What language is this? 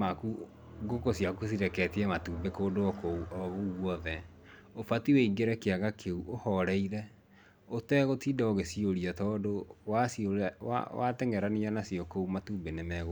Kikuyu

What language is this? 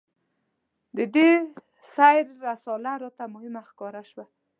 Pashto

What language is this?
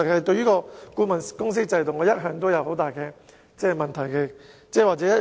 Cantonese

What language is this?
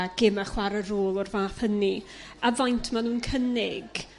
Welsh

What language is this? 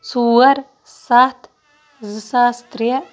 Kashmiri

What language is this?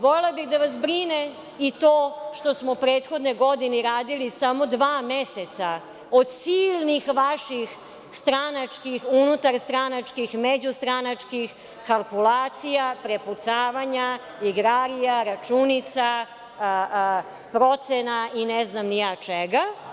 Serbian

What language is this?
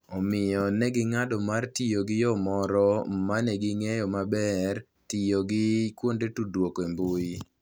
Luo (Kenya and Tanzania)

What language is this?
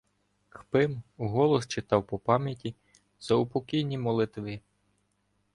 Ukrainian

